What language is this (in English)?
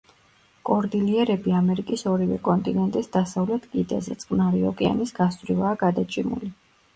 Georgian